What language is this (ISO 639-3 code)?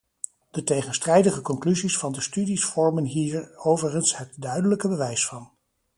nld